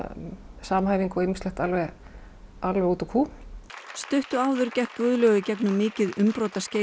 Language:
Icelandic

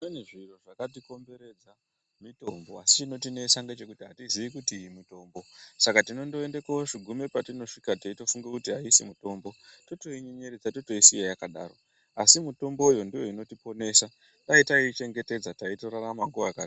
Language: Ndau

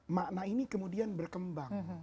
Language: Indonesian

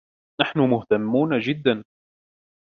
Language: Arabic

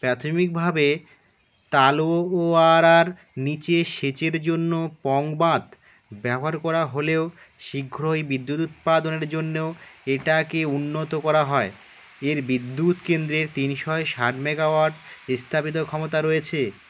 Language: Bangla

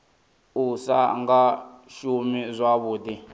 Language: Venda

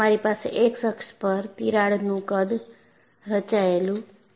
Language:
Gujarati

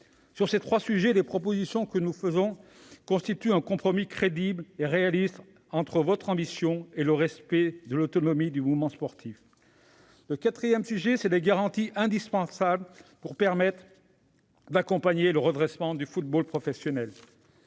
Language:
French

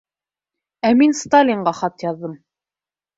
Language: Bashkir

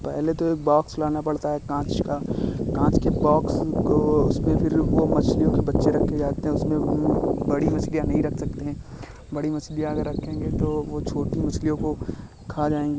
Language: Hindi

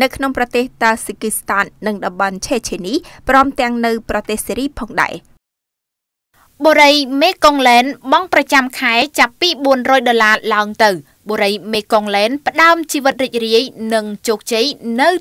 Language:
Indonesian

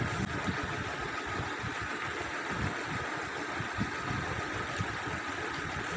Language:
Magahi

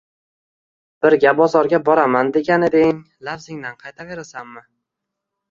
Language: Uzbek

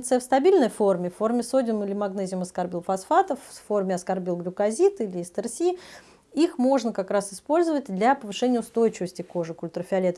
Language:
Russian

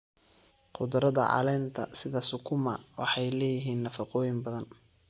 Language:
Somali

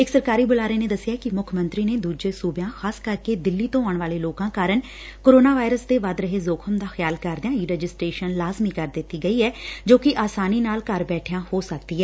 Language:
Punjabi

